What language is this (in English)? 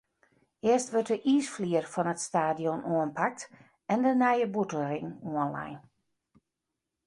Western Frisian